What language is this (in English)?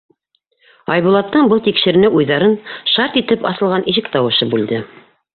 Bashkir